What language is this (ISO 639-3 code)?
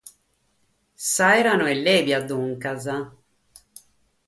srd